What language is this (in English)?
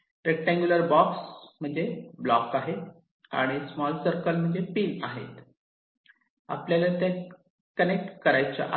Marathi